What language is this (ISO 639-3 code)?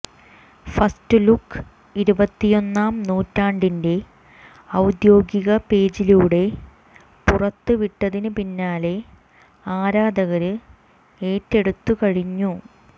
mal